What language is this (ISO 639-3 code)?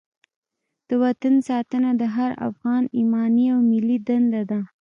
pus